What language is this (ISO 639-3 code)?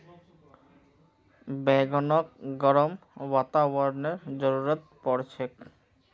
mag